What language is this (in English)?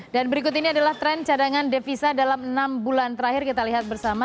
Indonesian